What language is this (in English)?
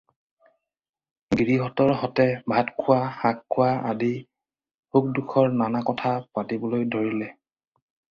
Assamese